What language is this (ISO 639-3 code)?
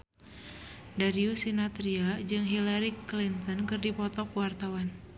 sun